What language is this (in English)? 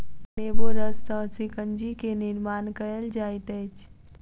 Maithili